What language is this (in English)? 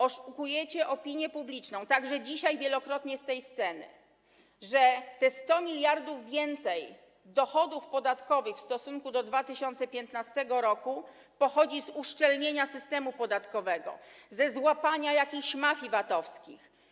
Polish